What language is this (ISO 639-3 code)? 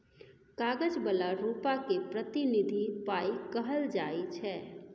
mai